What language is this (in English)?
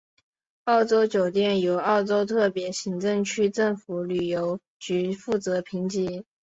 Chinese